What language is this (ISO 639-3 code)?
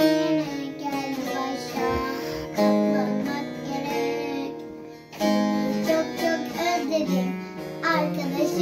tur